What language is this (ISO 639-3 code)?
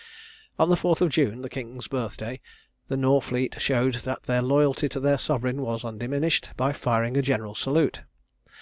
eng